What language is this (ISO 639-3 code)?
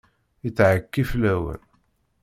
kab